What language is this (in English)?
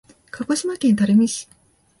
Japanese